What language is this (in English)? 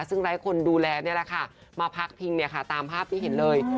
Thai